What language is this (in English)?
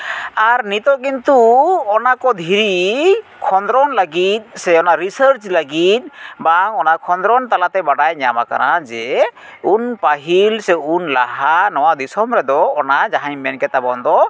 Santali